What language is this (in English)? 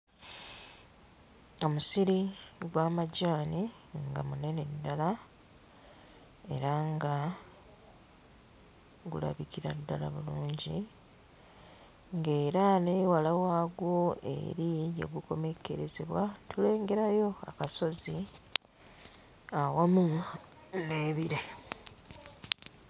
Ganda